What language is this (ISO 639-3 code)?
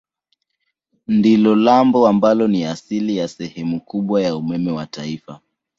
swa